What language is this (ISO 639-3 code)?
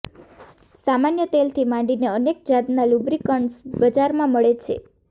guj